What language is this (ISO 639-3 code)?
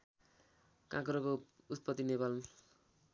nep